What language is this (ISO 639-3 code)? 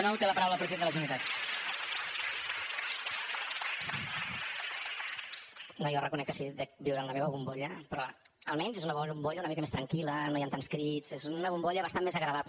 cat